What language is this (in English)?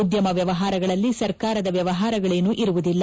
Kannada